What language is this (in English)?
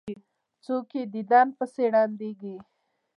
Pashto